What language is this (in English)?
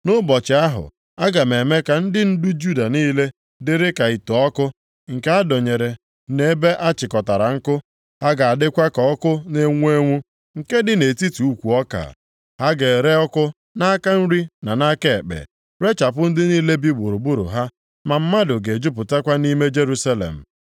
Igbo